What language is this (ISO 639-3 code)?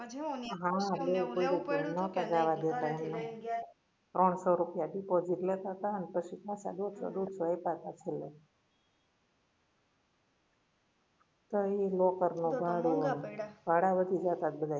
guj